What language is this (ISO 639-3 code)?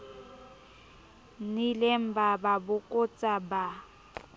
sot